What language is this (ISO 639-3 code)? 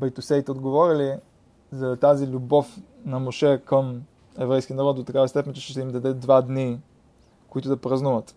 bul